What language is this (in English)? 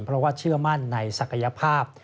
Thai